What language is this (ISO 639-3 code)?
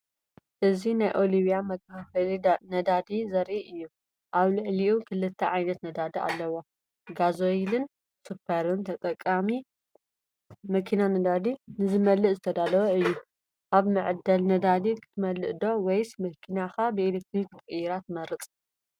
tir